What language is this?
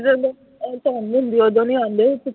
Punjabi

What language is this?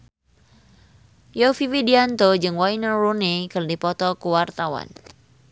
Sundanese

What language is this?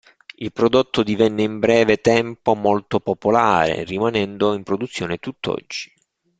Italian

